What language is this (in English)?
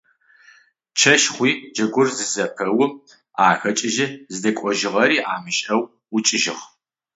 Adyghe